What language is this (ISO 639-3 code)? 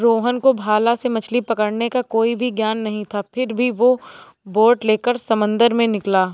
hin